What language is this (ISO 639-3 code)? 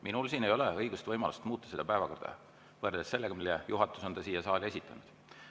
est